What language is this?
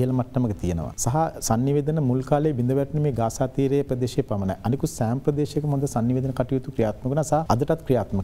Indonesian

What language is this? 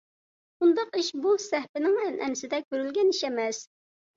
Uyghur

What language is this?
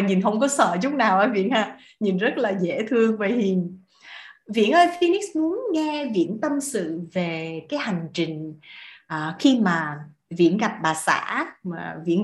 Vietnamese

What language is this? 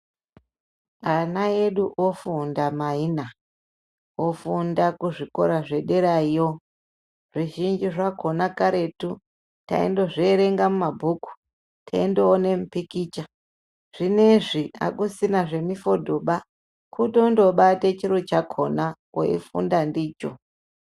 Ndau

